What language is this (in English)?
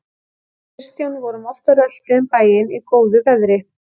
Icelandic